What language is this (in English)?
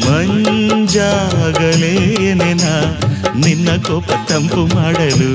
Kannada